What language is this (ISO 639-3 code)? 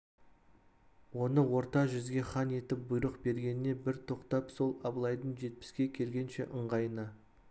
kaz